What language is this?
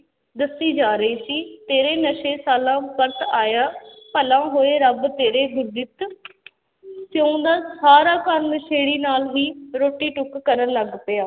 Punjabi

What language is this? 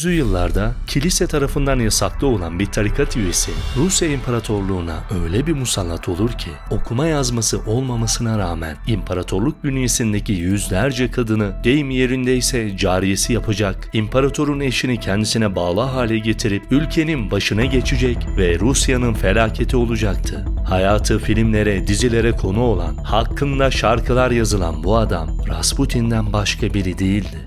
Turkish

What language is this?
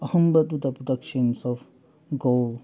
Manipuri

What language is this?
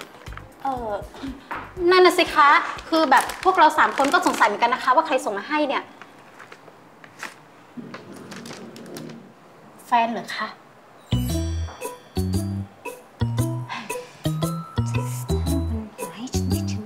Thai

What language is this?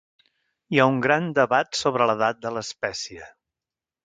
Catalan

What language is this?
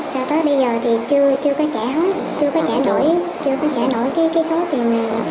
Vietnamese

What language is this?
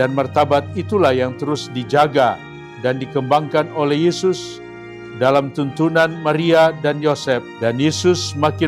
Indonesian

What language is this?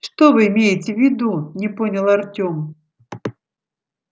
Russian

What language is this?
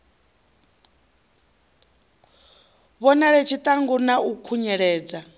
Venda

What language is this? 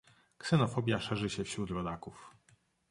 Polish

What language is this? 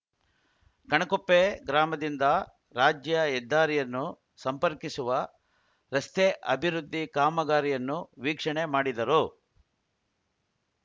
Kannada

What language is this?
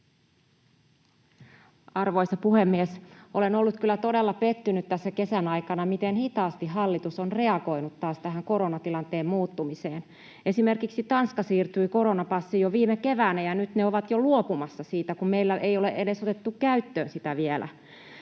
Finnish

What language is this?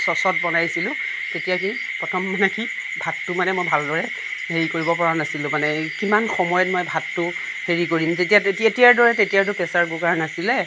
Assamese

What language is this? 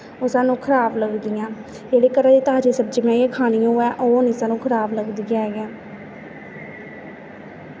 Dogri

